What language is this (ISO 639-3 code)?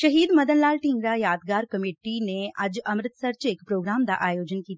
pan